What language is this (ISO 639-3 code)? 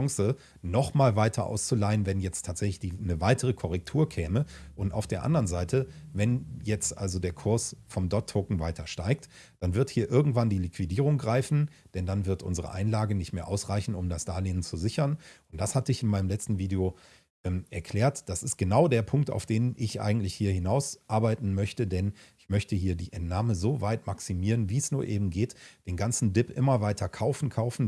deu